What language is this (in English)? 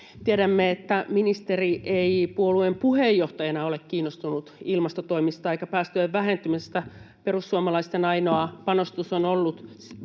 Finnish